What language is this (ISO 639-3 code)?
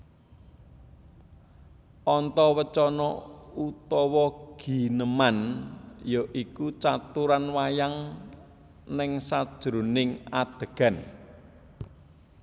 jav